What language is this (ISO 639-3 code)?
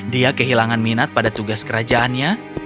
ind